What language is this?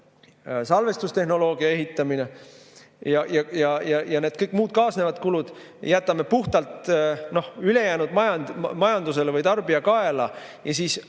Estonian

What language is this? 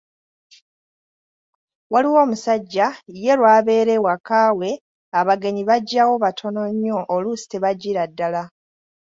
Ganda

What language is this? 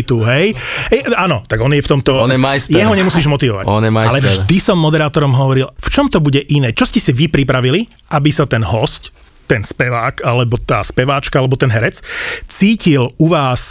Slovak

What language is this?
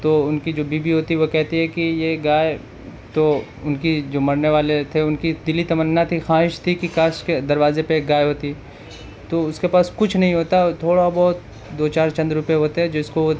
Urdu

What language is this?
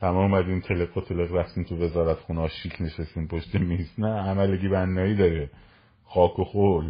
Persian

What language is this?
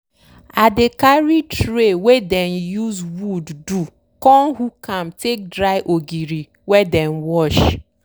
Nigerian Pidgin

